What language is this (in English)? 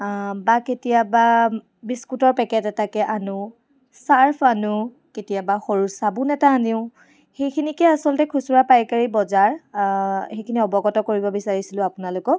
Assamese